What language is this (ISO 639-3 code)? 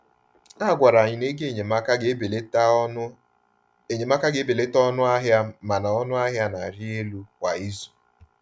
ibo